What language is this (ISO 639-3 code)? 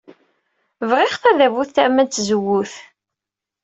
kab